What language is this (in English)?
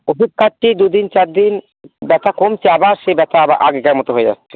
Bangla